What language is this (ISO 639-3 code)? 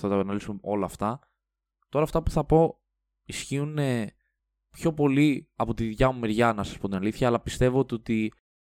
ell